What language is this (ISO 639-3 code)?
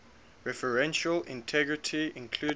eng